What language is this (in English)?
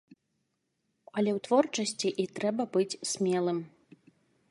Belarusian